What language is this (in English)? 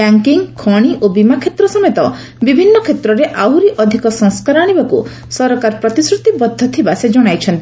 Odia